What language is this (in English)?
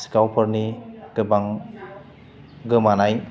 Bodo